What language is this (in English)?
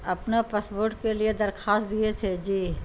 Urdu